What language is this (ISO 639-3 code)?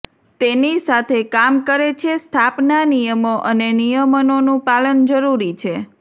guj